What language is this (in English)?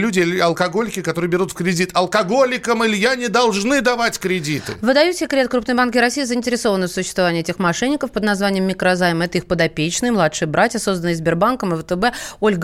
Russian